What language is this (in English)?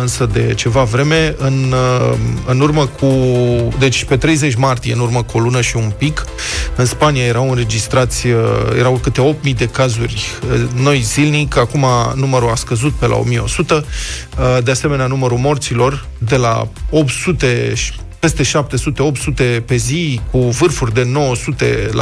Romanian